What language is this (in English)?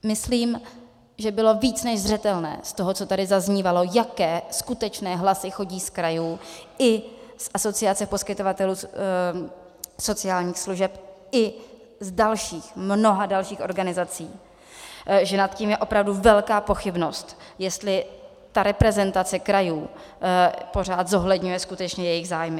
Czech